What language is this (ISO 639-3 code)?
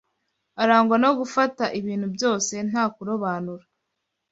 kin